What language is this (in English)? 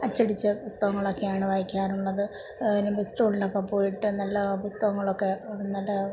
Malayalam